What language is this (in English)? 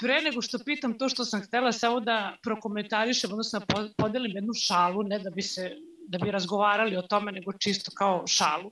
Croatian